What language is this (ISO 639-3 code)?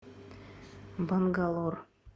rus